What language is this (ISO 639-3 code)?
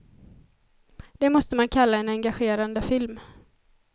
swe